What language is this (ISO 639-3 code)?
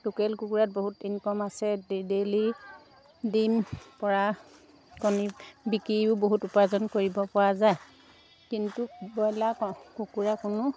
asm